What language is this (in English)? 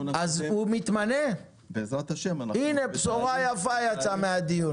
Hebrew